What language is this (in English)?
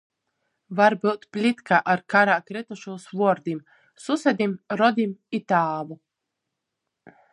Latgalian